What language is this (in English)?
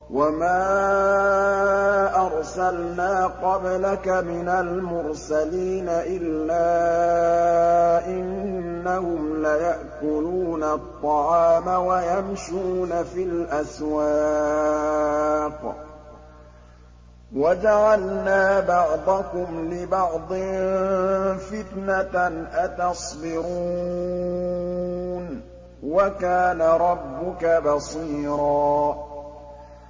Arabic